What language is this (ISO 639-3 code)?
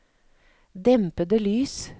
nor